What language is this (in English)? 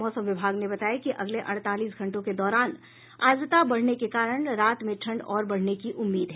Hindi